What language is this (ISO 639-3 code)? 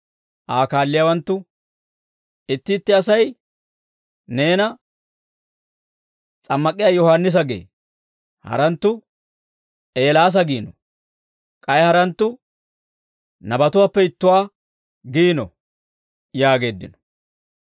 dwr